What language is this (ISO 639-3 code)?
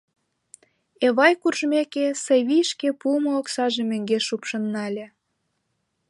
chm